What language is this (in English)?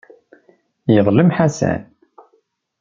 Kabyle